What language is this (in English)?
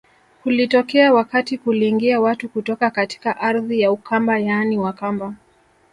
Swahili